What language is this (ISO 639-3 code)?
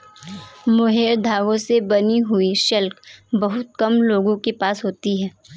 hin